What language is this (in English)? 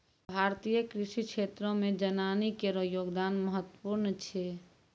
Maithili